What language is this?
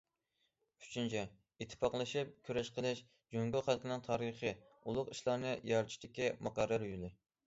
Uyghur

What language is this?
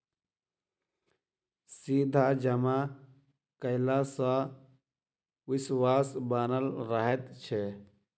Maithili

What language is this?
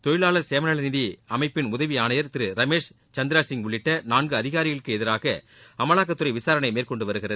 Tamil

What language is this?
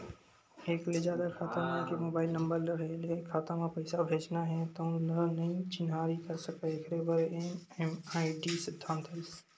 Chhattisgarhi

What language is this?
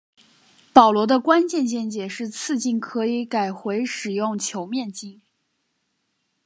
Chinese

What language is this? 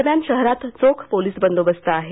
Marathi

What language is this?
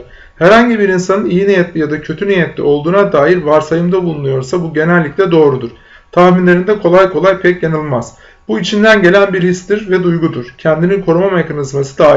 Turkish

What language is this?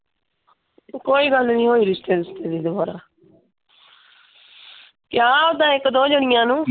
Punjabi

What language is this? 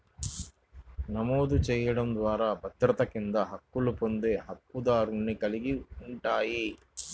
Telugu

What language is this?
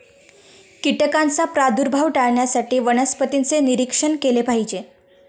Marathi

